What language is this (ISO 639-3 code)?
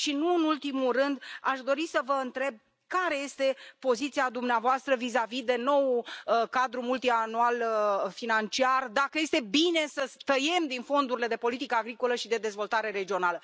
ron